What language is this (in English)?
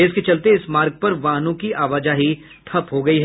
Hindi